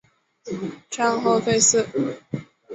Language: Chinese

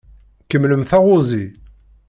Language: Kabyle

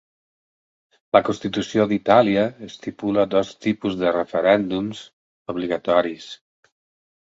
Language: Catalan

